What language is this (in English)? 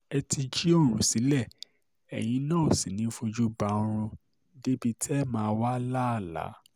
Yoruba